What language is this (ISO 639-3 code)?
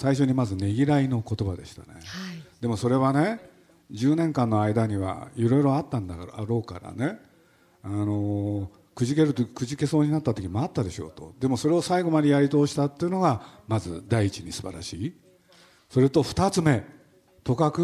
jpn